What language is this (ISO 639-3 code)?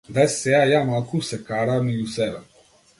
mkd